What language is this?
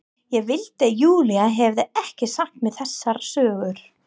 Icelandic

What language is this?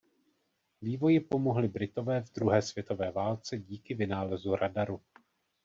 Czech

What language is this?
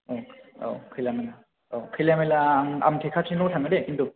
Bodo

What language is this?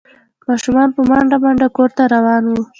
Pashto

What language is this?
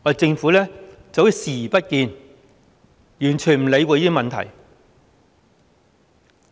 Cantonese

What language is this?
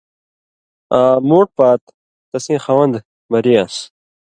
Indus Kohistani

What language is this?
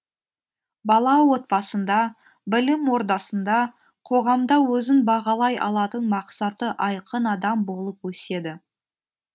Kazakh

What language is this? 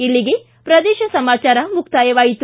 Kannada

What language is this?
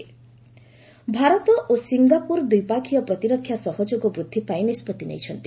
Odia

